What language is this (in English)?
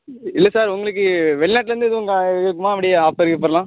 Tamil